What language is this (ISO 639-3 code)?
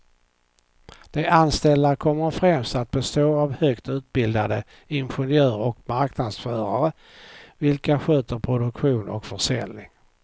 swe